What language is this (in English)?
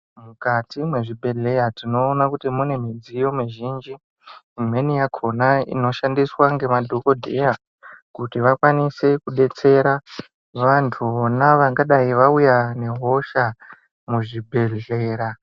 Ndau